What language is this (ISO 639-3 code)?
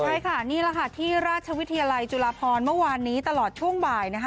tha